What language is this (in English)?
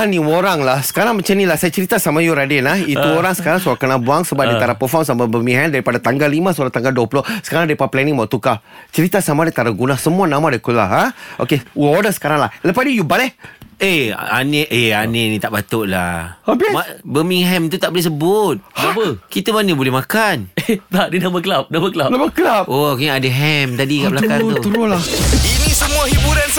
Malay